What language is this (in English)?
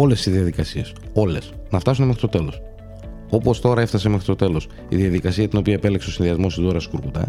Greek